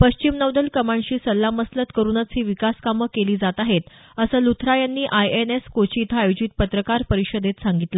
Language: Marathi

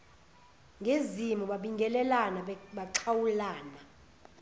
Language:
Zulu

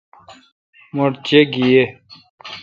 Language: Kalkoti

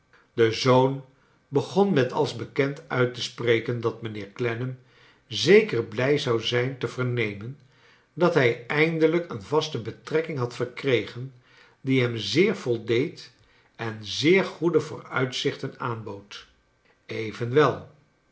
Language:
Dutch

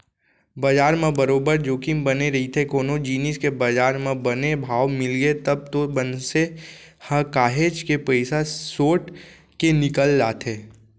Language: Chhattisgarhi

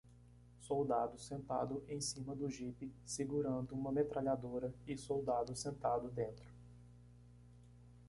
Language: Portuguese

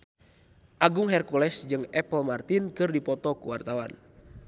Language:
Sundanese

